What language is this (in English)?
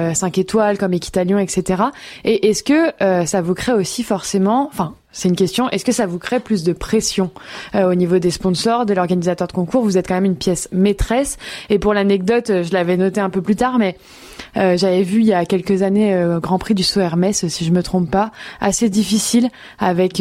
French